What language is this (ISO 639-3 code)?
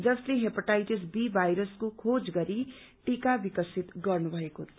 nep